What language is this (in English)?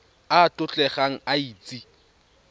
Tswana